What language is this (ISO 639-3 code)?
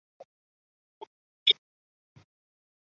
zho